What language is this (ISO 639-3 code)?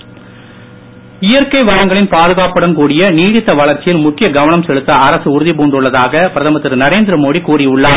tam